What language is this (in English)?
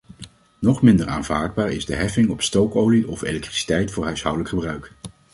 Dutch